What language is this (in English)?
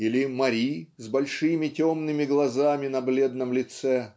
Russian